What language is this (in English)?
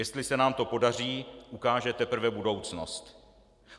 Czech